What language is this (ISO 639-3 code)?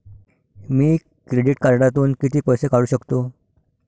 mar